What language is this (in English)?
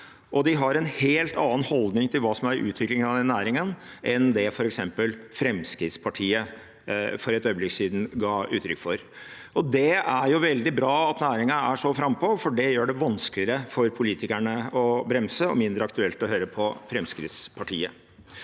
Norwegian